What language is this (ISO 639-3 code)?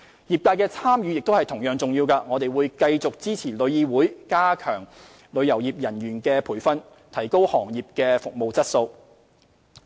yue